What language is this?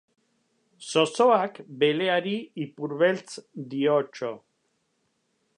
Basque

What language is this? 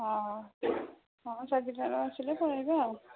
Odia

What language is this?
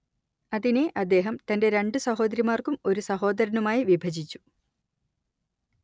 Malayalam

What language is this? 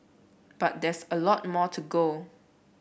English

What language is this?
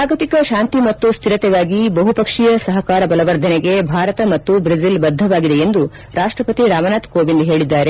Kannada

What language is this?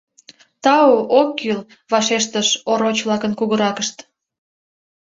Mari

